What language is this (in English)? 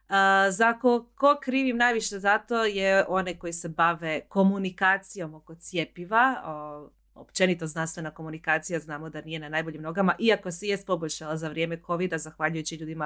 Croatian